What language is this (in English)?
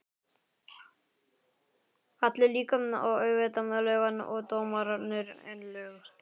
Icelandic